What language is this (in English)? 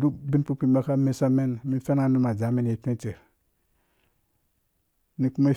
Dũya